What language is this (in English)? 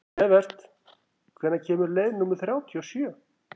Icelandic